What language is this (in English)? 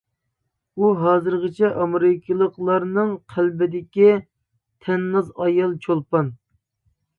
Uyghur